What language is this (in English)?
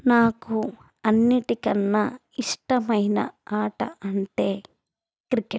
Telugu